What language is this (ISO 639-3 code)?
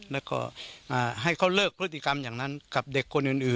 tha